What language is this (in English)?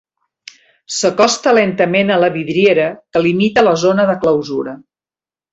Catalan